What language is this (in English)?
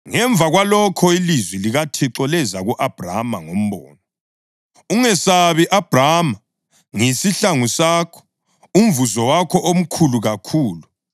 North Ndebele